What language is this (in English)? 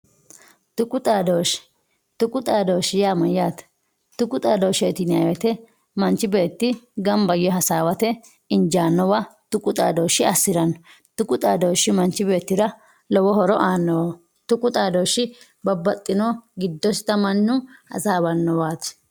Sidamo